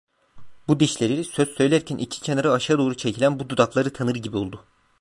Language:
Turkish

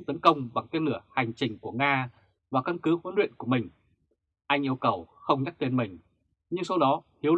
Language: Vietnamese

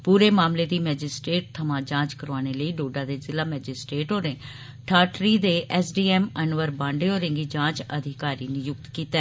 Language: Dogri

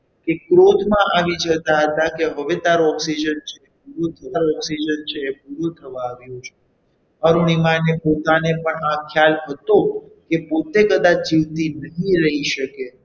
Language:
Gujarati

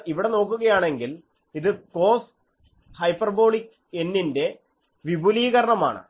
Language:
Malayalam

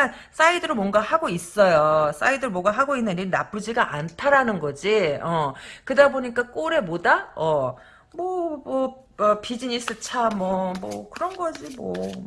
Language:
Korean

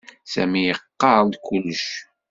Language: Kabyle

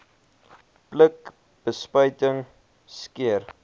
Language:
Afrikaans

